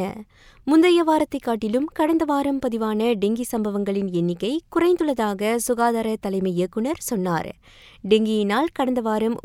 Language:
Tamil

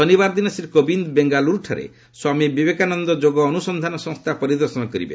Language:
Odia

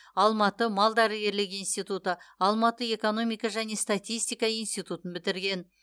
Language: Kazakh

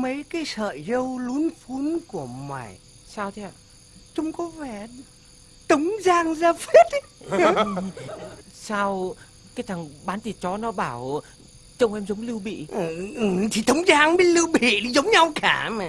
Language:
Vietnamese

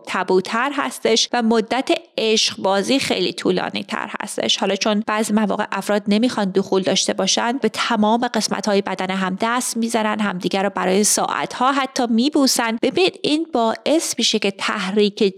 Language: Persian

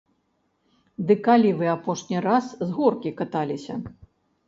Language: Belarusian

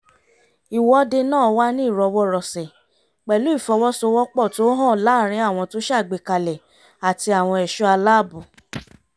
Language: Yoruba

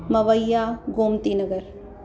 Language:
Sindhi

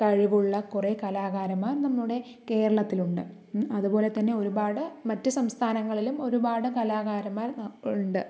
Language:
Malayalam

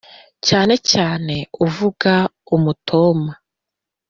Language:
Kinyarwanda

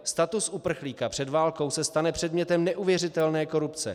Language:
Czech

